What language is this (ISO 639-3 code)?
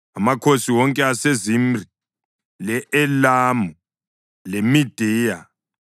nde